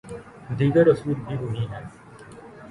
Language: Urdu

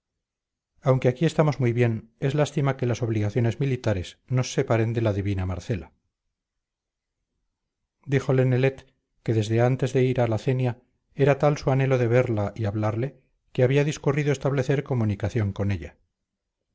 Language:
Spanish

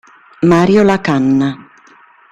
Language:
Italian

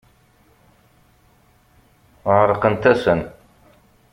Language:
Kabyle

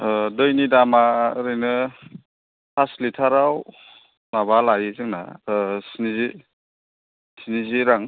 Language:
Bodo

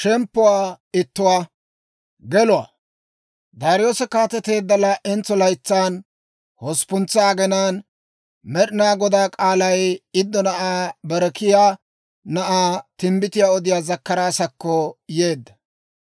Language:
Dawro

